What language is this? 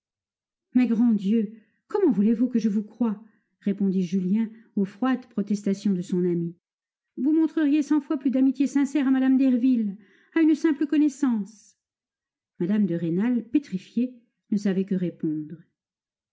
French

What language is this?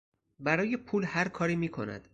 Persian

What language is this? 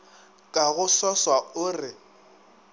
Northern Sotho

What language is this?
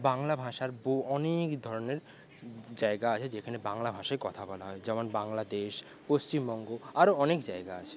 Bangla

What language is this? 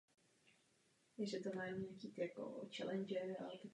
Czech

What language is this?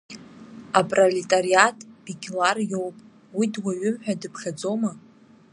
Abkhazian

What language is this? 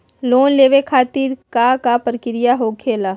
Magahi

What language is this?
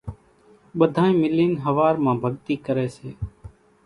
Kachi Koli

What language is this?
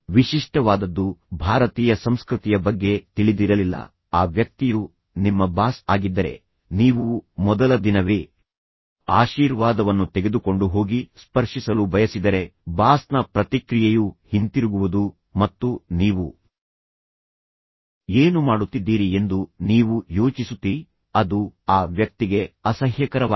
Kannada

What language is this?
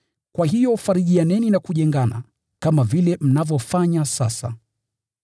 Swahili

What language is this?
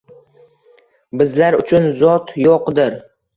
Uzbek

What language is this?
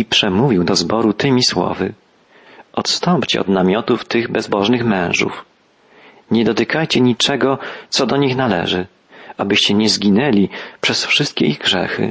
Polish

